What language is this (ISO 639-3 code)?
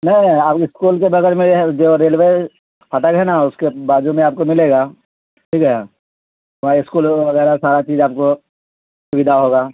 urd